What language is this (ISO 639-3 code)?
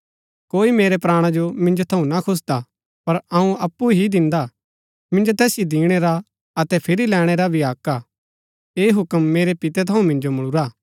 gbk